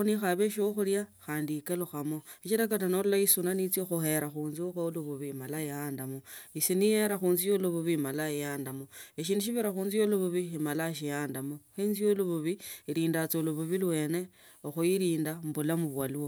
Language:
Tsotso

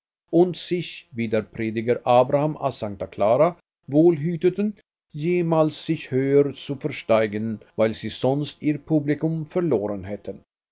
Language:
German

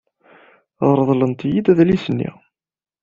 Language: Kabyle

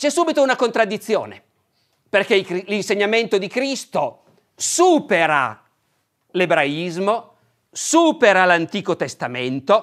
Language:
Italian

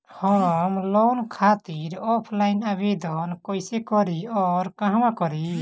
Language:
Bhojpuri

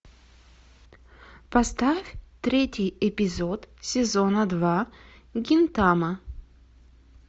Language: Russian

